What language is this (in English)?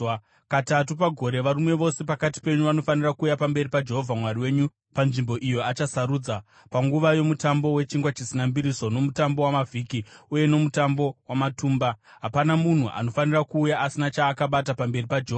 Shona